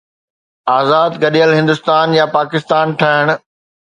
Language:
Sindhi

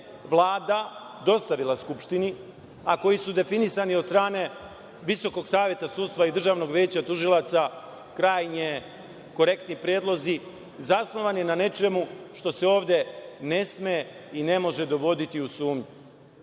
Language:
Serbian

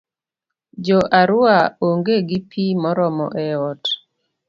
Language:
Luo (Kenya and Tanzania)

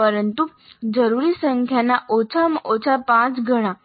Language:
Gujarati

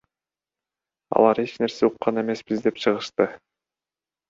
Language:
Kyrgyz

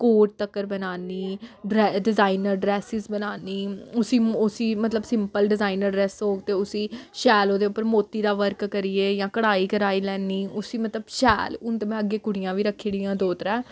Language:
Dogri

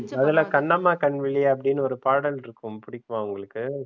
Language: Tamil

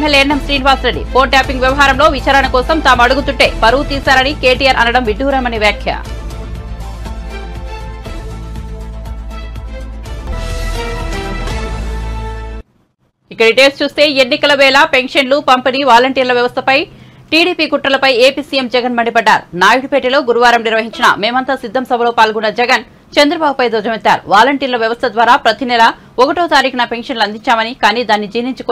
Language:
Telugu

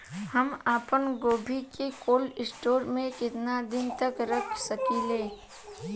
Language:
Bhojpuri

